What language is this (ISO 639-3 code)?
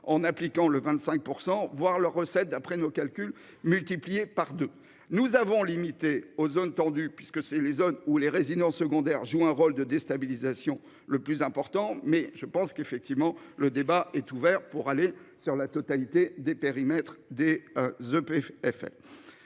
fra